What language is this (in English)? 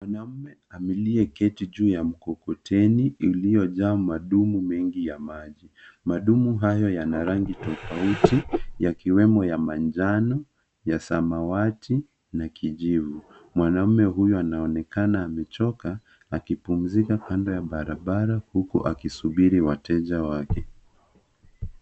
Swahili